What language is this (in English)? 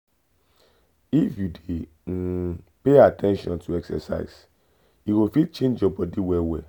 Nigerian Pidgin